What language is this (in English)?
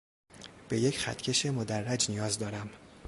Persian